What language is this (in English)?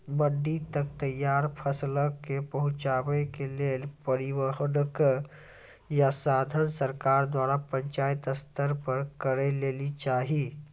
Maithili